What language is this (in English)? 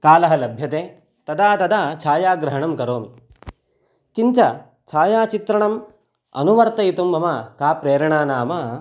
Sanskrit